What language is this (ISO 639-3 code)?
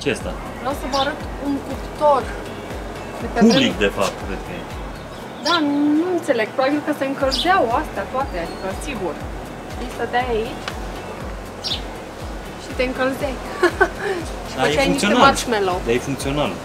ron